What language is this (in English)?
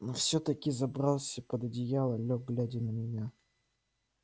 Russian